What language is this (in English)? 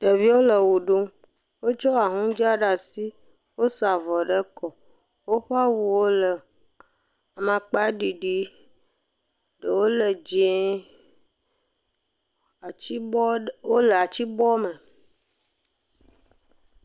Ewe